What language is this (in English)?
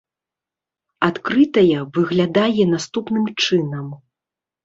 Belarusian